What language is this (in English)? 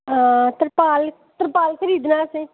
Dogri